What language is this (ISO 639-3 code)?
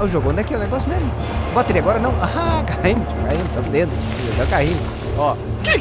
por